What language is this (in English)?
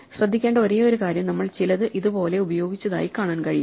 Malayalam